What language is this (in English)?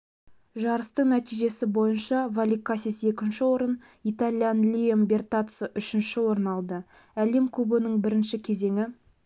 Kazakh